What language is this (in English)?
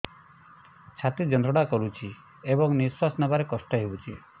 Odia